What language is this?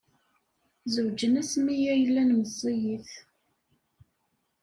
Kabyle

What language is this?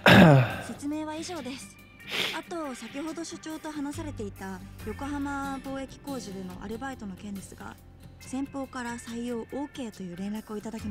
French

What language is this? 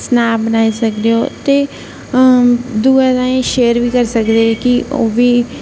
Dogri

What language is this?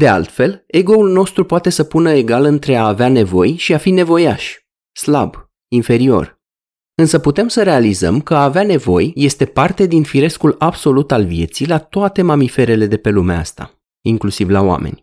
Romanian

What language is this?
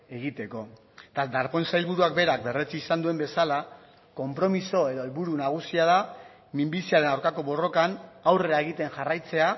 Basque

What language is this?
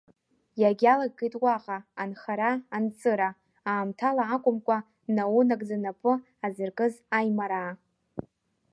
Abkhazian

